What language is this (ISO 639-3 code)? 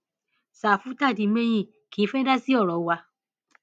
yor